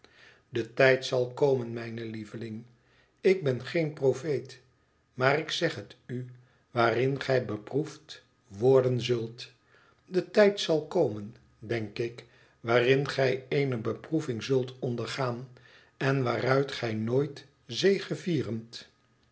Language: Dutch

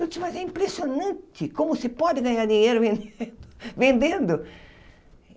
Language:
Portuguese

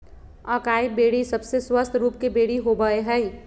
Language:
Magahi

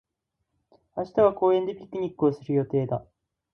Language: Japanese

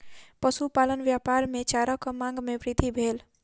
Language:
Maithili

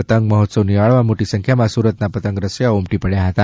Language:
Gujarati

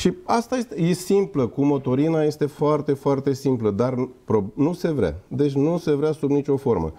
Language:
Romanian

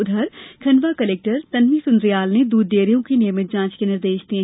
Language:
Hindi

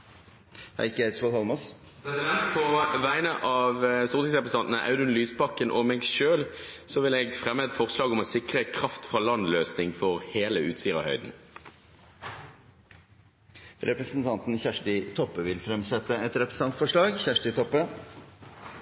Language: Norwegian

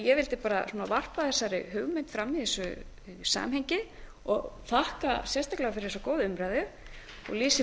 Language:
Icelandic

